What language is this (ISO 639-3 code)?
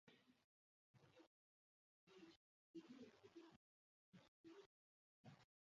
eus